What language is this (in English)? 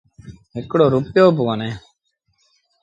Sindhi Bhil